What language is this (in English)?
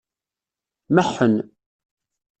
Kabyle